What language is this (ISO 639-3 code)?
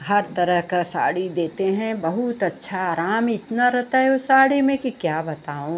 hin